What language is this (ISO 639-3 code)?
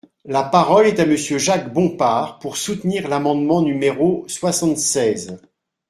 fra